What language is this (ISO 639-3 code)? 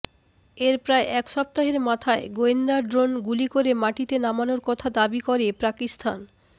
ben